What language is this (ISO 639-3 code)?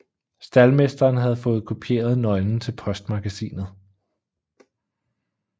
dan